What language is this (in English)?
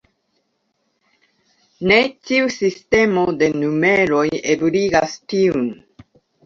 Esperanto